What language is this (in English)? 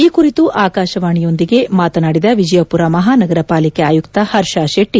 Kannada